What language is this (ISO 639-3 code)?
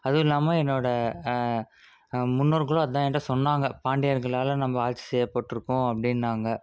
tam